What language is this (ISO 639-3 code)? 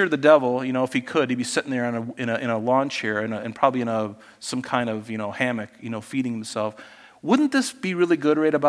eng